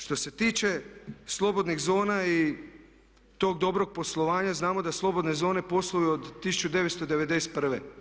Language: Croatian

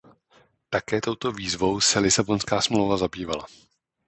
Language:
Czech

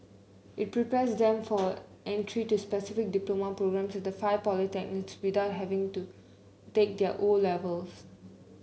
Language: English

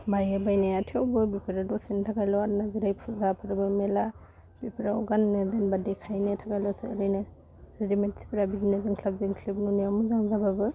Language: Bodo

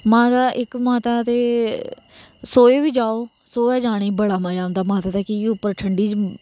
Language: Dogri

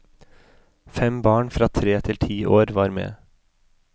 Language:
Norwegian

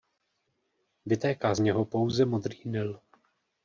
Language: Czech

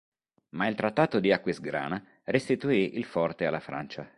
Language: Italian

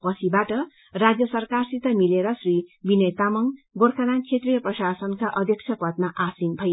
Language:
Nepali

